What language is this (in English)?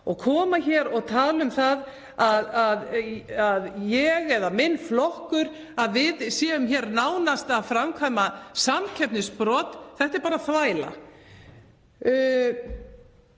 Icelandic